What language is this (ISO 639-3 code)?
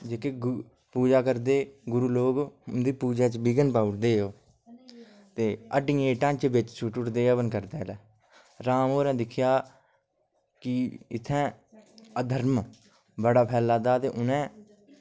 doi